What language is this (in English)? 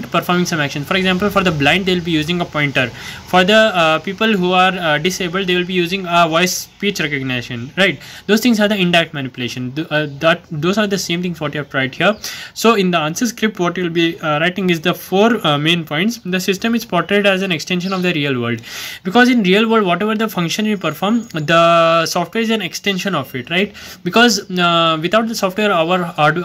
English